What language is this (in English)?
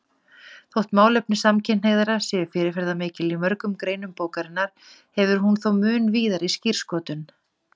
Icelandic